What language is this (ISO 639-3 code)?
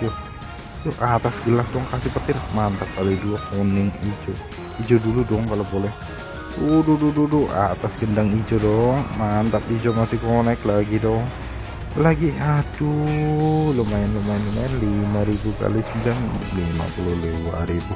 ind